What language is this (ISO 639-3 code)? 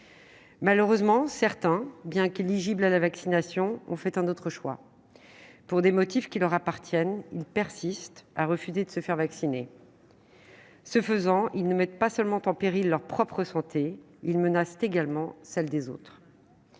fra